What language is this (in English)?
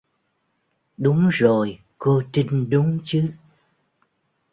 Vietnamese